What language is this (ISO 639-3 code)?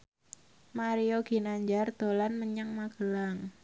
jav